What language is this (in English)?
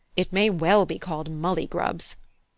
English